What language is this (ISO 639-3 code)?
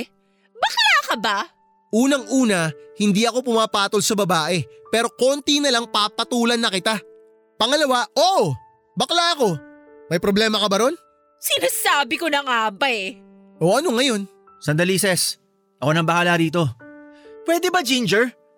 fil